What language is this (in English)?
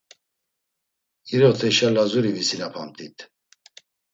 Laz